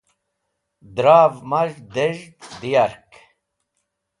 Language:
Wakhi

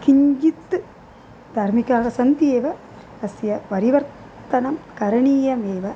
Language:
Sanskrit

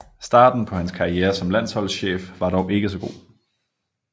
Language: Danish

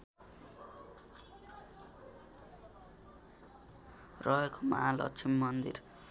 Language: Nepali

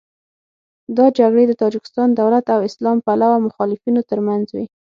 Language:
Pashto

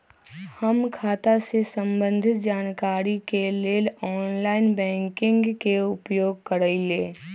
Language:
Magahi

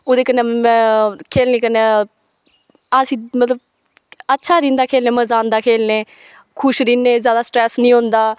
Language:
Dogri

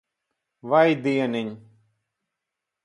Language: Latvian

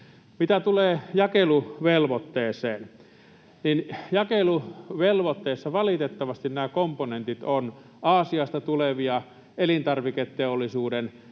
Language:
Finnish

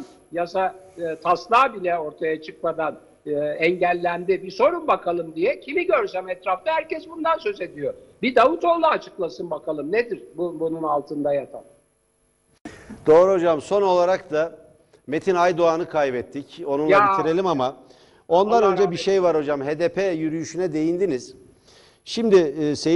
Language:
Turkish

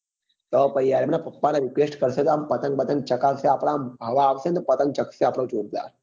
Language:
Gujarati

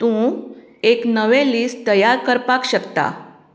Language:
Konkani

